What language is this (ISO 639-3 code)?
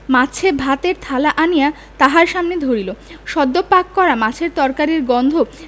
ben